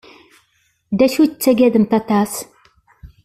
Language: Kabyle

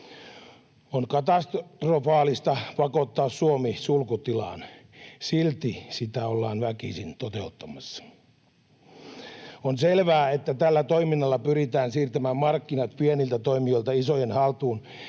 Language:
Finnish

